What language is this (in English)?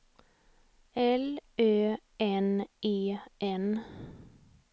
Swedish